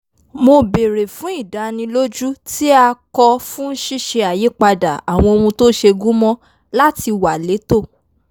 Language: Yoruba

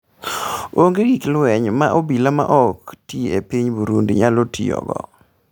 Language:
Luo (Kenya and Tanzania)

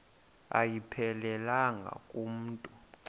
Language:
Xhosa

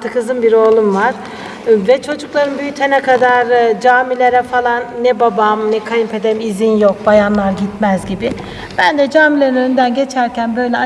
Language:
Turkish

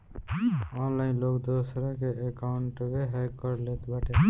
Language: Bhojpuri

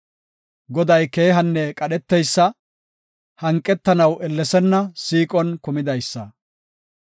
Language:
Gofa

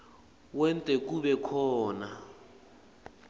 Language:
Swati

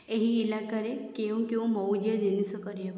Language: Odia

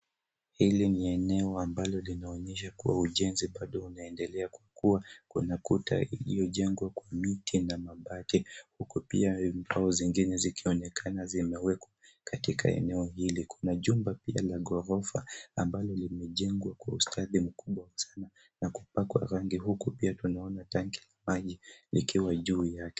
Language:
Swahili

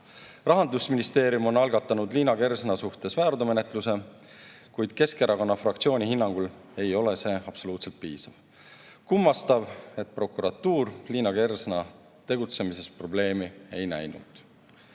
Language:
Estonian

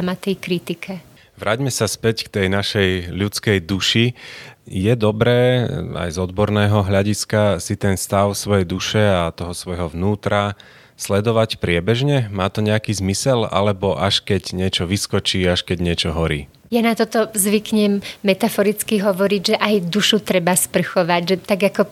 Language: Slovak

